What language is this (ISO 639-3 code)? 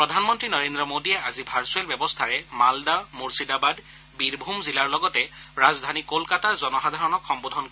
asm